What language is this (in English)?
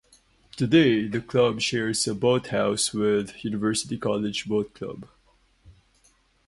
English